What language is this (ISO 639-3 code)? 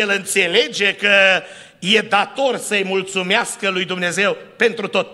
ron